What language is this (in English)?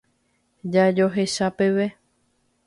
Guarani